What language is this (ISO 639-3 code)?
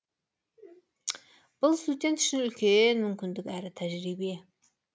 kaz